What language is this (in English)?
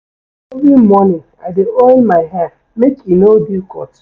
Nigerian Pidgin